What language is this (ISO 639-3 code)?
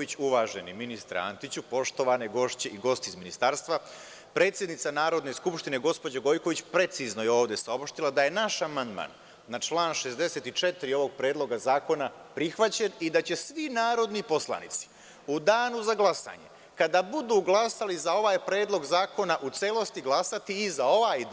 srp